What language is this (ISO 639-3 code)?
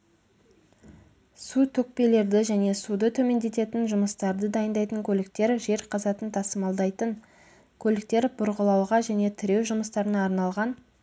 kaz